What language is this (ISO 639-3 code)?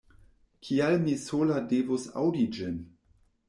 epo